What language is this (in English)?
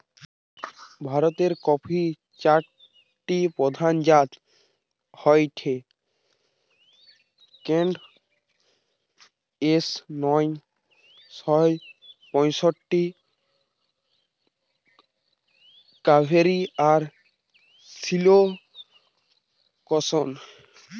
Bangla